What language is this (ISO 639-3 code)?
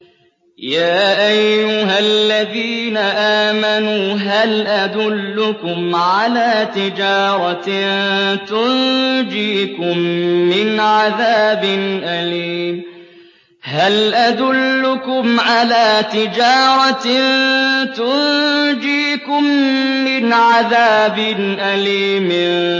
ara